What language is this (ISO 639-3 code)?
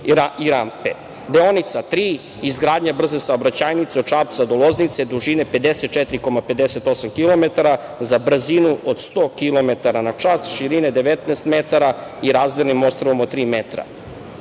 srp